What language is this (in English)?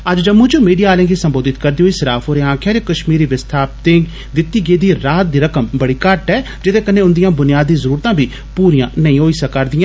Dogri